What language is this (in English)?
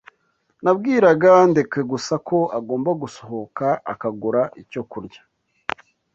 Kinyarwanda